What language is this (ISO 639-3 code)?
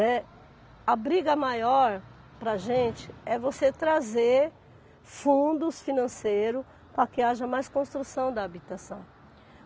por